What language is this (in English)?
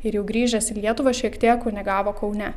Lithuanian